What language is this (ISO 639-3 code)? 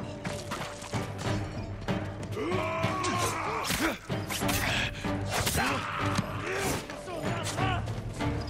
kor